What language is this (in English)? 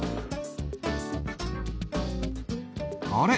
Japanese